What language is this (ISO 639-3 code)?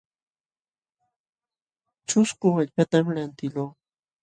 qxw